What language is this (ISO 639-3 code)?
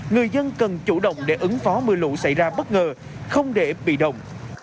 vie